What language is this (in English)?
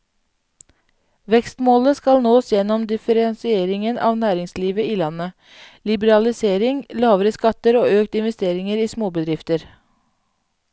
Norwegian